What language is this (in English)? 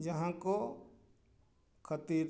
Santali